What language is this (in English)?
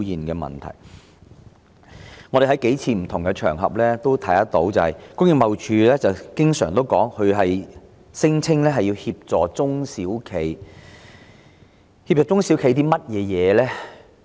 Cantonese